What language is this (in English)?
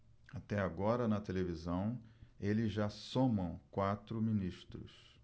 Portuguese